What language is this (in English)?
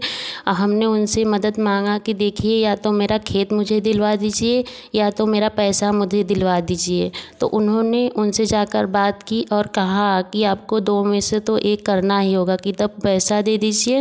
Hindi